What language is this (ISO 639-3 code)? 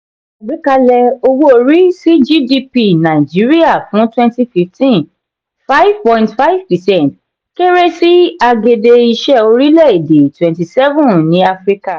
yor